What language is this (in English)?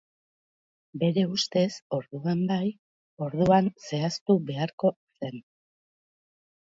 Basque